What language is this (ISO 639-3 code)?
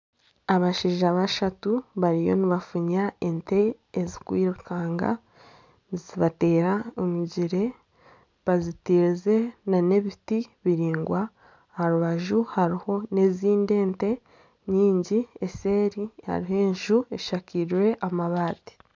nyn